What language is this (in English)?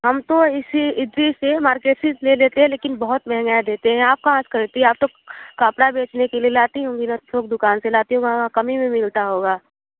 Hindi